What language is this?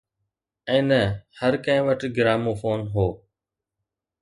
Sindhi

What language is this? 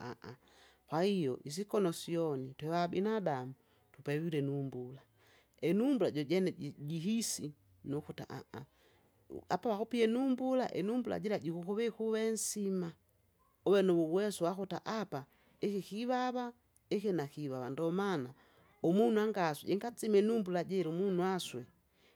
Kinga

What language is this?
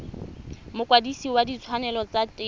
Tswana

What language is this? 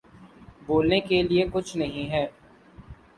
Urdu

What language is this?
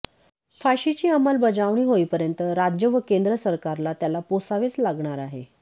Marathi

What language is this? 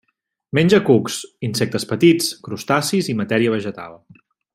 Catalan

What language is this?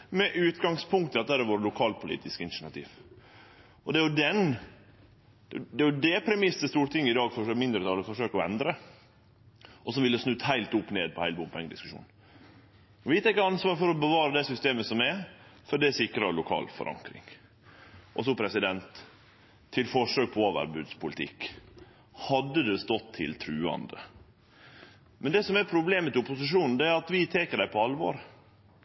Norwegian Nynorsk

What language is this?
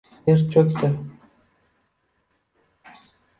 Uzbek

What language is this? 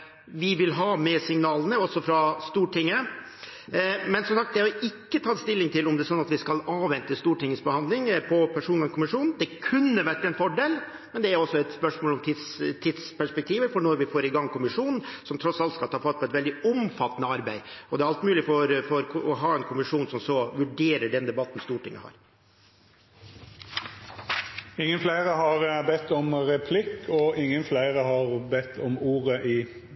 Norwegian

